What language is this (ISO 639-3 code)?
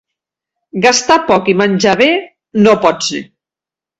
cat